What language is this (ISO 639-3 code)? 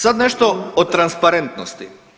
hrv